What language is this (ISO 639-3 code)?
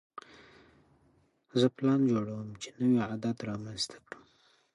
pus